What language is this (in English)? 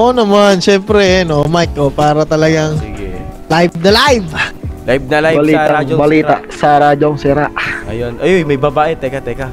Filipino